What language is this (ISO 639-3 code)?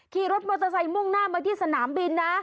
tha